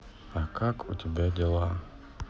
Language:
Russian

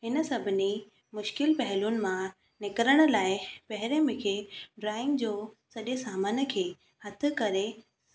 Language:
Sindhi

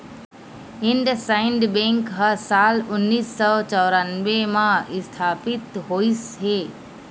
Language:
Chhattisgarhi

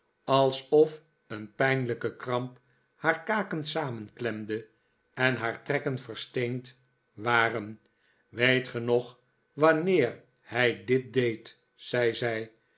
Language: Dutch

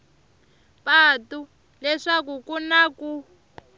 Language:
Tsonga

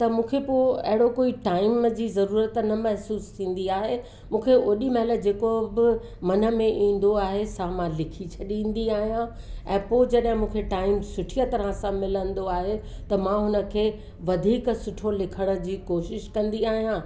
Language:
Sindhi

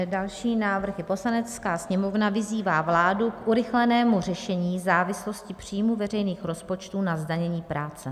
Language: Czech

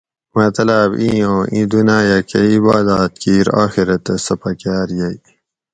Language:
Gawri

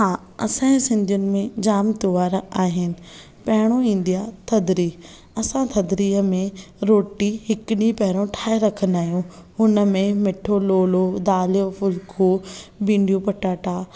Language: Sindhi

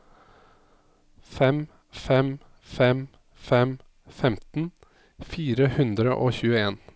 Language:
Norwegian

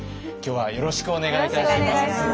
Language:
Japanese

